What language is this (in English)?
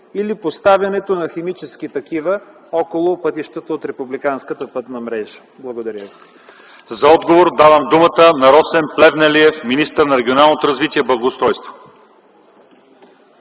Bulgarian